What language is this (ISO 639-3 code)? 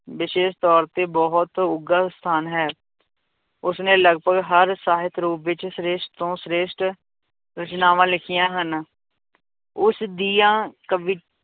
pan